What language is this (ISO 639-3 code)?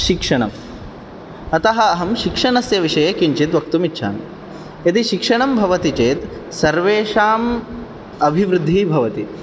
san